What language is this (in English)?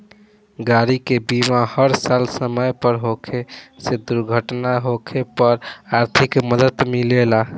Bhojpuri